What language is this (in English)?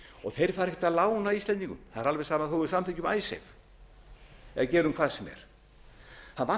Icelandic